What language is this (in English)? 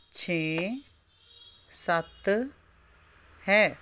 Punjabi